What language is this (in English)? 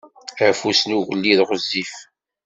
Kabyle